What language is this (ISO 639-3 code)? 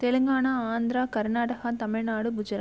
tam